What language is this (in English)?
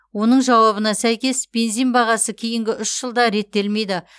Kazakh